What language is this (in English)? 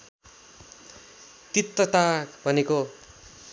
Nepali